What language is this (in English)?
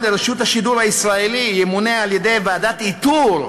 Hebrew